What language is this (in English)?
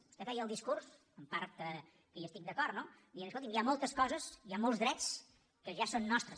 Catalan